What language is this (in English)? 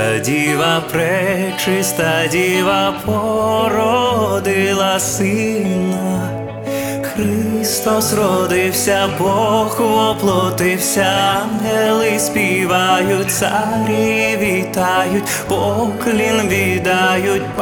Ukrainian